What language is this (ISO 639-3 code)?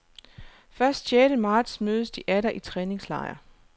dan